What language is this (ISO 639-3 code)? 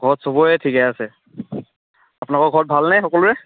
asm